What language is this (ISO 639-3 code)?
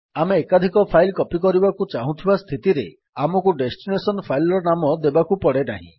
ori